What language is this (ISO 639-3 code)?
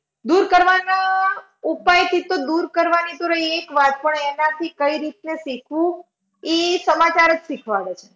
guj